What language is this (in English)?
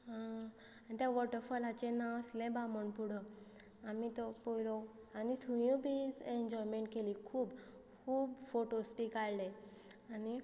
Konkani